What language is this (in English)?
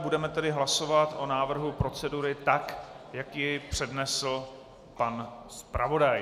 Czech